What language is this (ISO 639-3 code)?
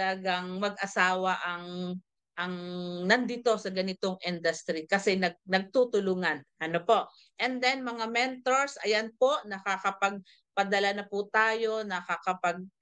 fil